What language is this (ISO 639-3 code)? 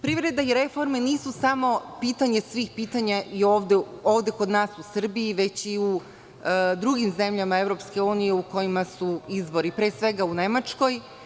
srp